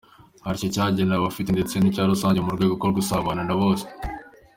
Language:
Kinyarwanda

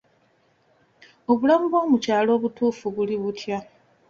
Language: Ganda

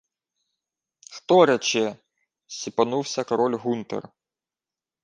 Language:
Ukrainian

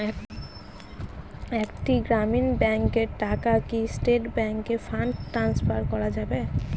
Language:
Bangla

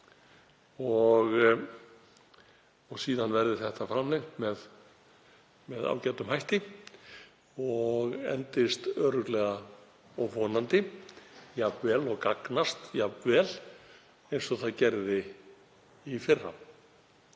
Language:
Icelandic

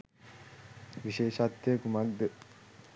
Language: Sinhala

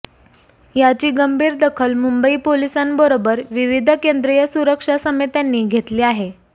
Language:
Marathi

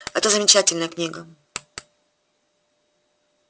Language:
Russian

